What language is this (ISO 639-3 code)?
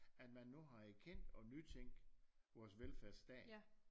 dan